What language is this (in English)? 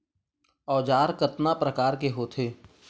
Chhattisgarhi